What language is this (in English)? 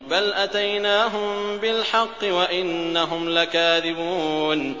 Arabic